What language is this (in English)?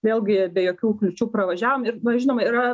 Lithuanian